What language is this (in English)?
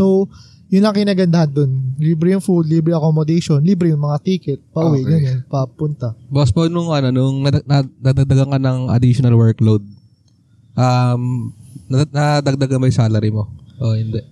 Filipino